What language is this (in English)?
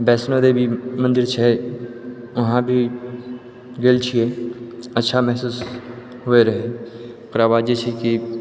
Maithili